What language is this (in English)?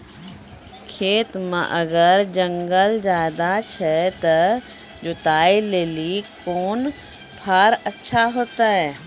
Maithili